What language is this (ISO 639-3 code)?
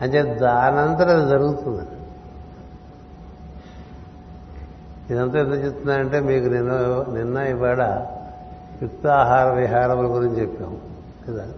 tel